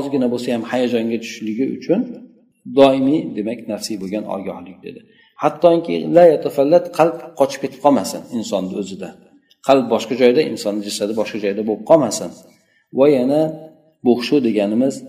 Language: Bulgarian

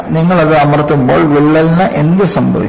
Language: Malayalam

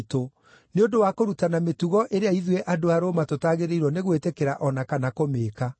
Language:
Kikuyu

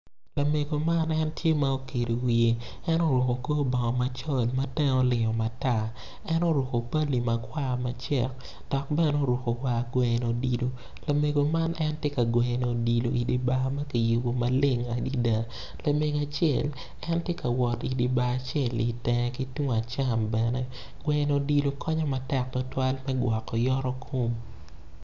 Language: Acoli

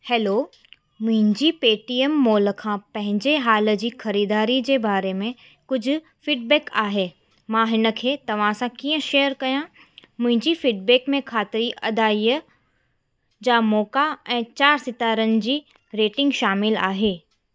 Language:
Sindhi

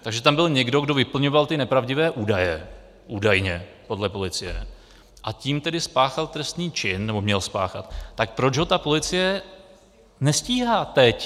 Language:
Czech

